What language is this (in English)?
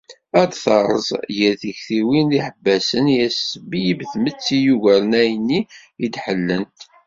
Kabyle